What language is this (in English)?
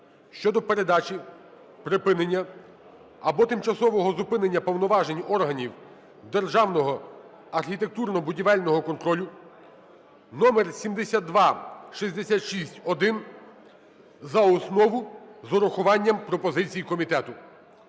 Ukrainian